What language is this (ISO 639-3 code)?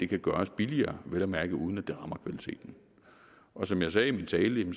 dan